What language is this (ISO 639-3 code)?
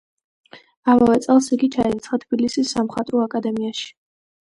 kat